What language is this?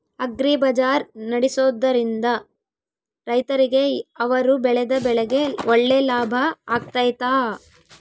Kannada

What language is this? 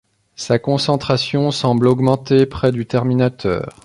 French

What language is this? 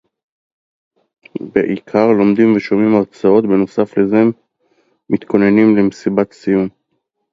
Hebrew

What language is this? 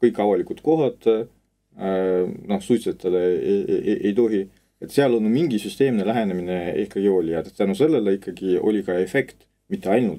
Russian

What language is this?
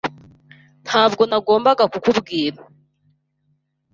Kinyarwanda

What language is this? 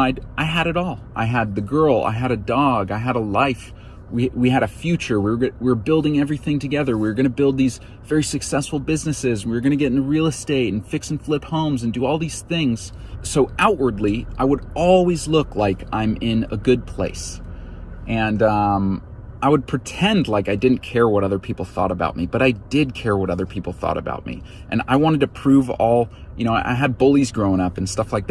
English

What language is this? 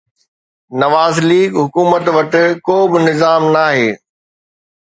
Sindhi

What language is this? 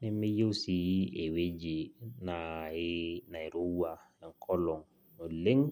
Masai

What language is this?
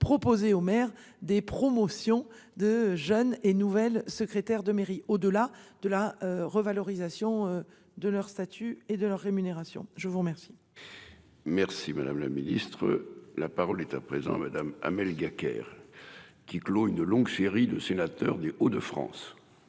French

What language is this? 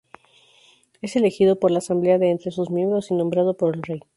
Spanish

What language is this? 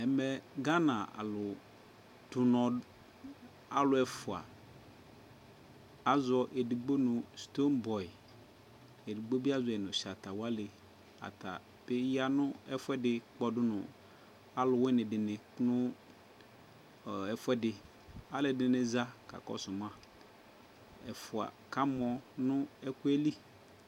Ikposo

